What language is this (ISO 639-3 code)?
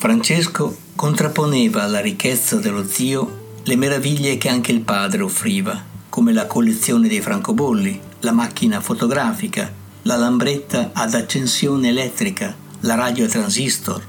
ita